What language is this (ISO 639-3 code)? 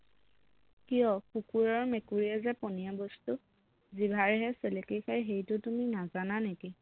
asm